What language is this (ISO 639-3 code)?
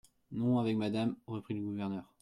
fra